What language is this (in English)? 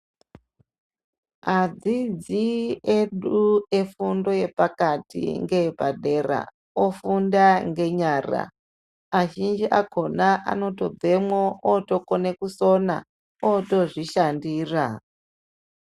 Ndau